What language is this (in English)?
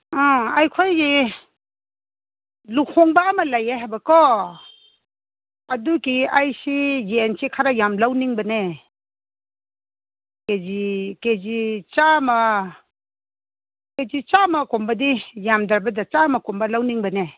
Manipuri